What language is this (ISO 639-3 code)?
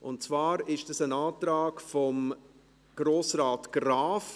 gsw